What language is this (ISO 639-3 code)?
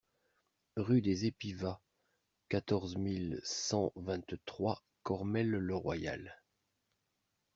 fra